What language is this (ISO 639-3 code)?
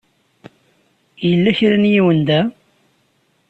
kab